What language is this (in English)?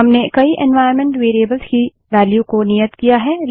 Hindi